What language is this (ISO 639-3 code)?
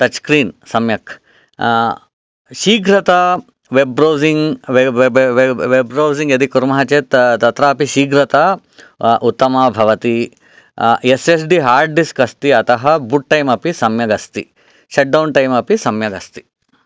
san